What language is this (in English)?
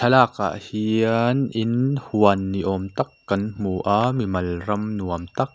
Mizo